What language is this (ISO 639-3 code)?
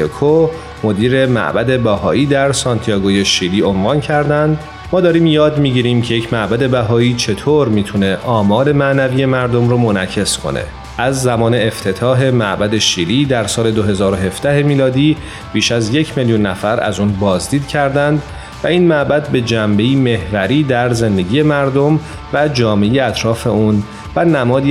fas